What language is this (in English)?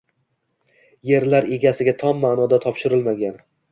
Uzbek